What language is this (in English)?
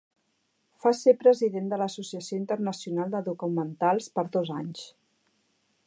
Catalan